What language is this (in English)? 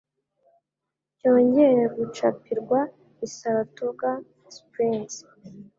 Kinyarwanda